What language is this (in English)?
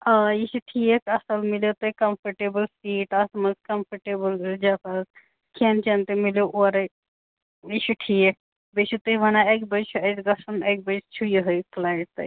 Kashmiri